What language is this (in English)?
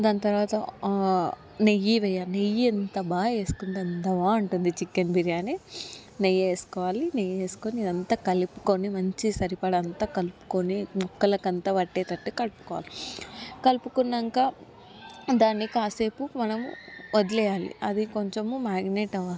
Telugu